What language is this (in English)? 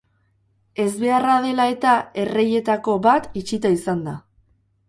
Basque